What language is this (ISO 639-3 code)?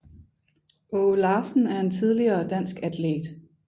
dan